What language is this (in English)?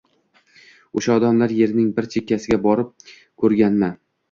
Uzbek